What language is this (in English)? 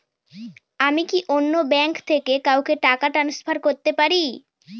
Bangla